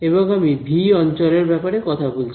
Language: Bangla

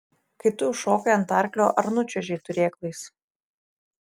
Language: Lithuanian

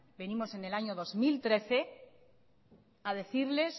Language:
Spanish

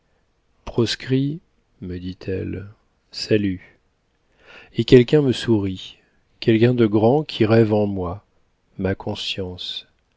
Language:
French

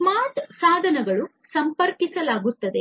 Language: Kannada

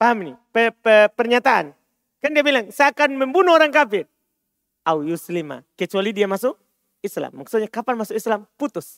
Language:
Indonesian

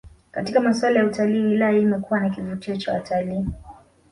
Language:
Swahili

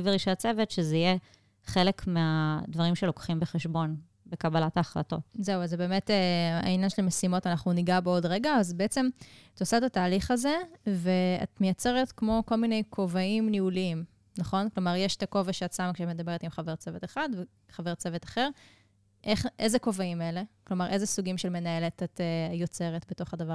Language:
Hebrew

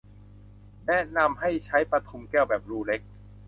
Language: Thai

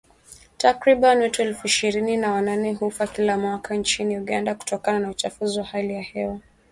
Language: Swahili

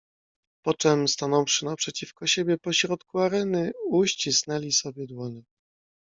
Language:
Polish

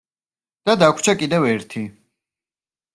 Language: Georgian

